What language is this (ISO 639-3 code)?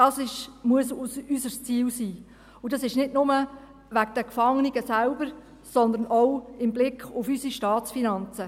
gsw